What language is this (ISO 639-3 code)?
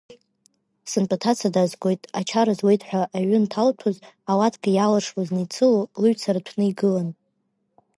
abk